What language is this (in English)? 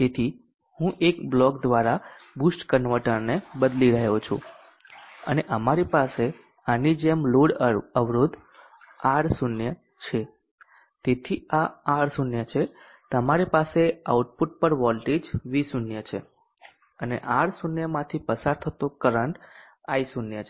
Gujarati